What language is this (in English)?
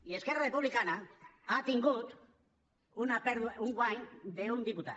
Catalan